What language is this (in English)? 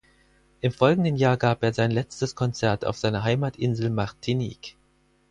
German